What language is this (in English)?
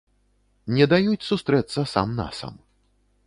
Belarusian